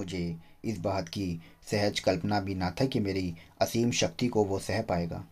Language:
Hindi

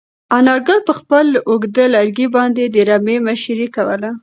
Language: Pashto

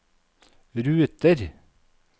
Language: Norwegian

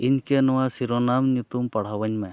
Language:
Santali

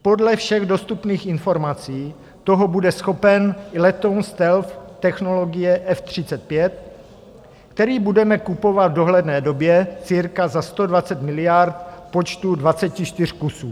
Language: Czech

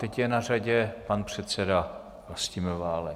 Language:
Czech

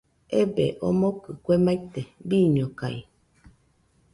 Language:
Nüpode Huitoto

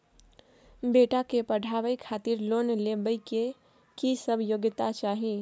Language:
Maithili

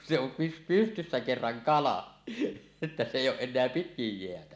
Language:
Finnish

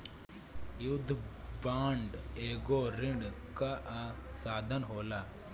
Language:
Bhojpuri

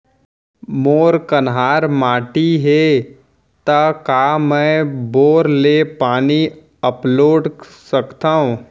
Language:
Chhattisgarhi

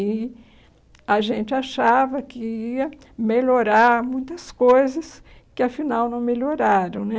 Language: Portuguese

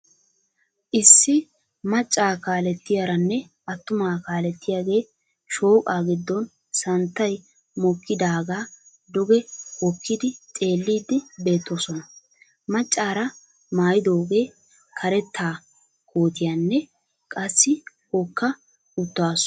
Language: Wolaytta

